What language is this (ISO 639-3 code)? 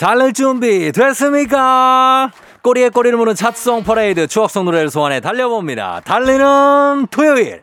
kor